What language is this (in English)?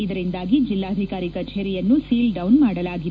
Kannada